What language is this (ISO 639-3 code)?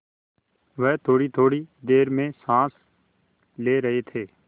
hin